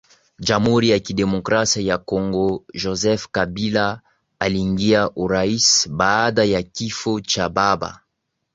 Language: Swahili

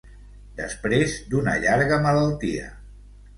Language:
Catalan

